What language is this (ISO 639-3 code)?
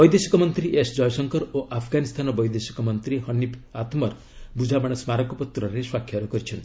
ori